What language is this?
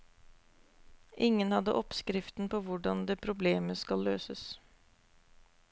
Norwegian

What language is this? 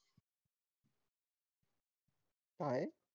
Marathi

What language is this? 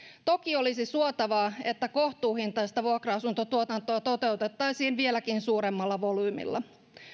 Finnish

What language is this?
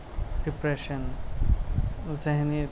Urdu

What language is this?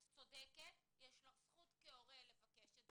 Hebrew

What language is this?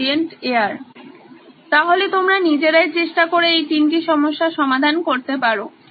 Bangla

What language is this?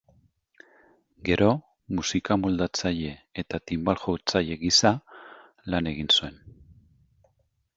Basque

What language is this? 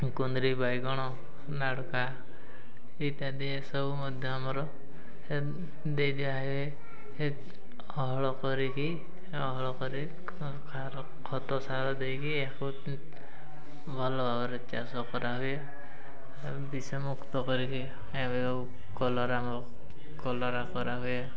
Odia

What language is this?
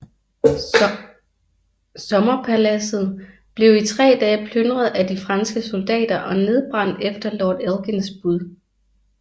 Danish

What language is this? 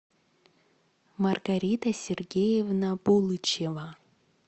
Russian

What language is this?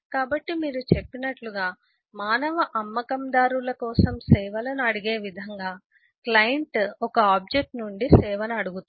Telugu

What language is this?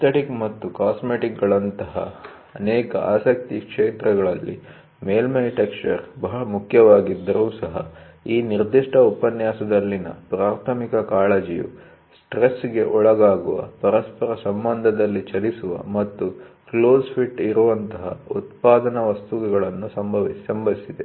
Kannada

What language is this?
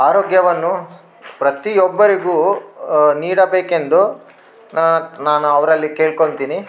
Kannada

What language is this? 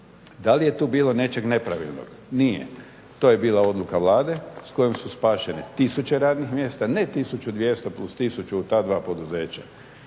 Croatian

